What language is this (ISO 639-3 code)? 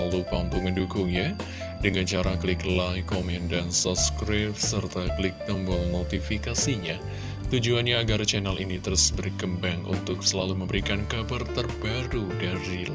ind